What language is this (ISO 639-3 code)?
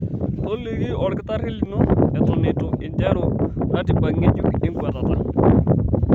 mas